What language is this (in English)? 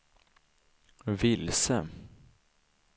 Swedish